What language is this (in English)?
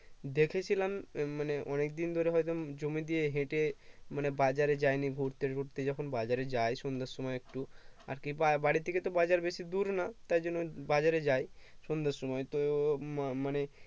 Bangla